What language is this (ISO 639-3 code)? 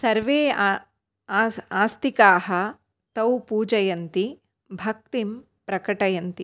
san